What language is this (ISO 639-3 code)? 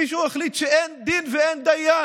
heb